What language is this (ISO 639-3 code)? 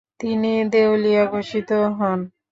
ben